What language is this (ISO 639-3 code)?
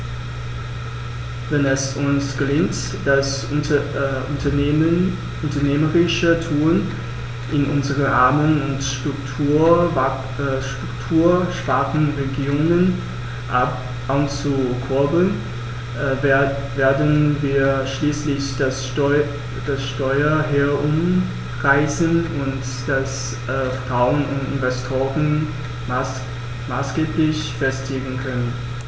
deu